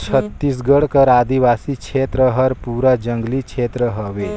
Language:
Chhattisgarhi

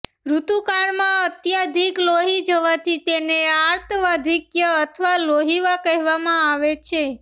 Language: Gujarati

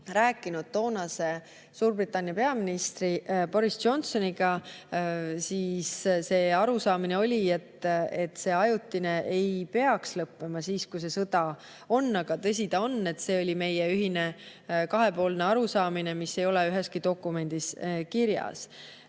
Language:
Estonian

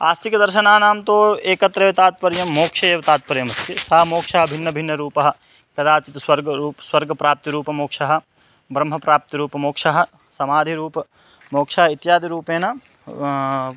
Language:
Sanskrit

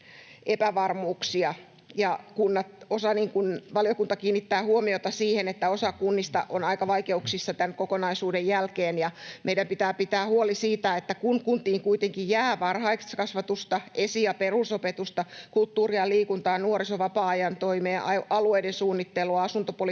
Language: Finnish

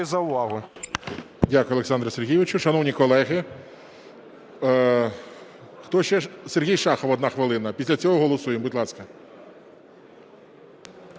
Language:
Ukrainian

